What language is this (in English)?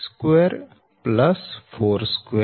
Gujarati